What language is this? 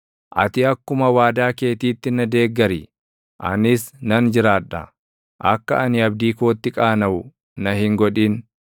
Oromo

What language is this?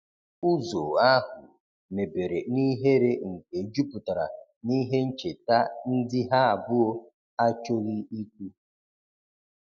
Igbo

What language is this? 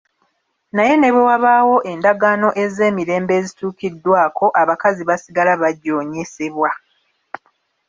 Ganda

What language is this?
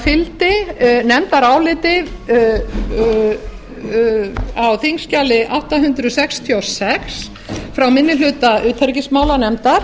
Icelandic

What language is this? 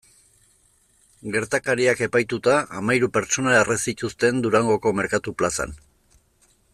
Basque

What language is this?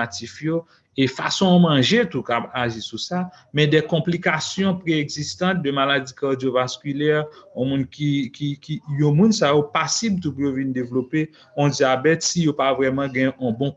French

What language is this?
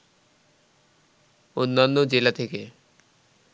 Bangla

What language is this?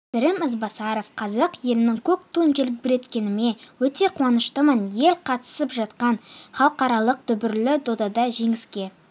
Kazakh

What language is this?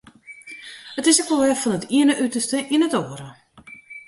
Western Frisian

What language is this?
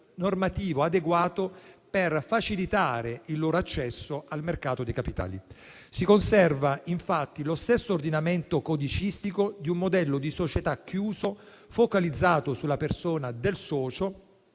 Italian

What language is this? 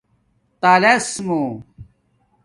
Domaaki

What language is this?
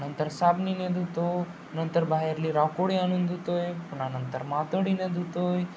Marathi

